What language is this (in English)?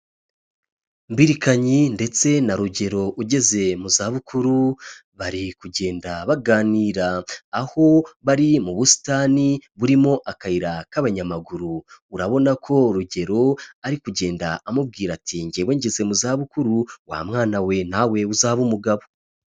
Kinyarwanda